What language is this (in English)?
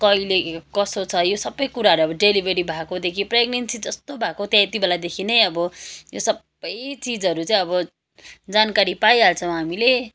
Nepali